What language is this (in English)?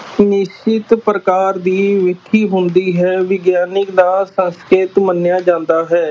Punjabi